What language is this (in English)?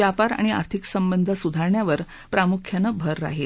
Marathi